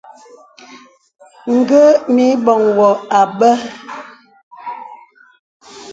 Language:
Bebele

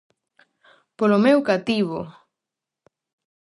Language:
Galician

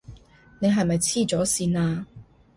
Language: Cantonese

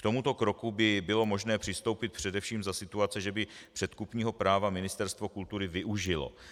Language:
Czech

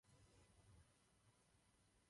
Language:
Czech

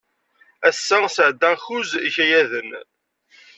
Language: Kabyle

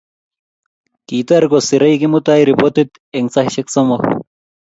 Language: Kalenjin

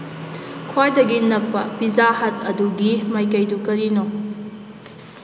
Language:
Manipuri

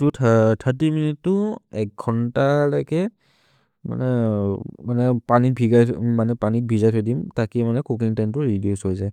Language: Maria (India)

